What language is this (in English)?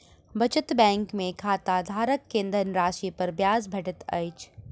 Maithili